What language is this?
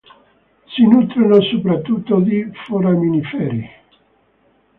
Italian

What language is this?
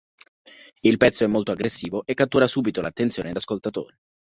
Italian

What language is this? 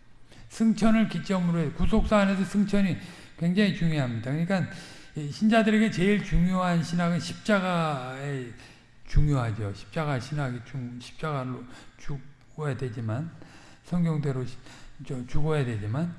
Korean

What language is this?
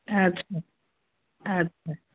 Odia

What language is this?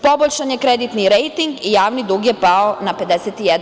Serbian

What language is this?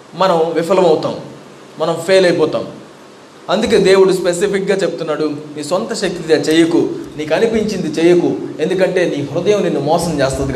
Telugu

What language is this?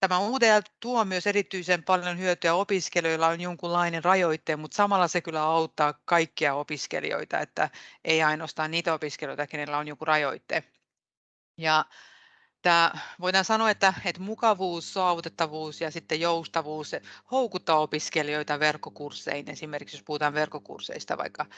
Finnish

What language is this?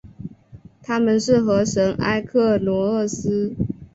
Chinese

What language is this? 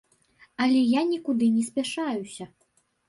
Belarusian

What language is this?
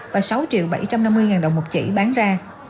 Vietnamese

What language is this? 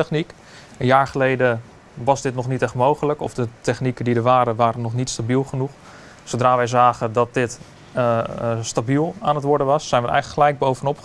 Dutch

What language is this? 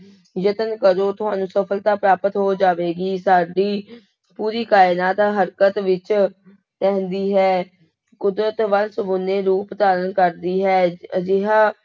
Punjabi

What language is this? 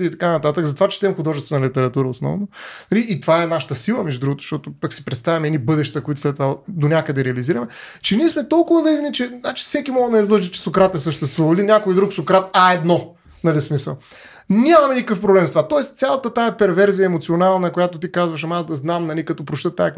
Bulgarian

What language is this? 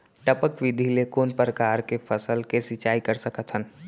Chhattisgarhi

